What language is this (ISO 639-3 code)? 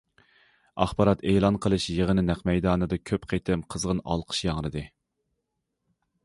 uig